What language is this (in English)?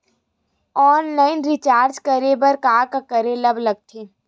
Chhattisgarhi